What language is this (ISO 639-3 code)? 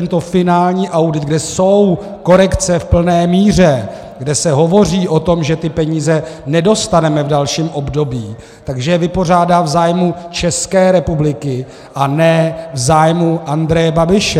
ces